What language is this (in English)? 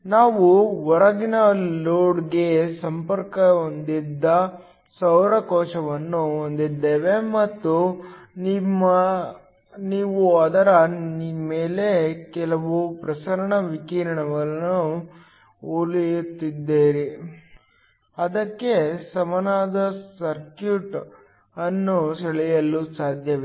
Kannada